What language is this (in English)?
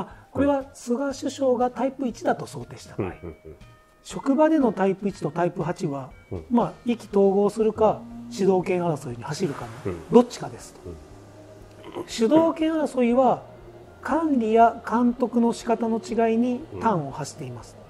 Japanese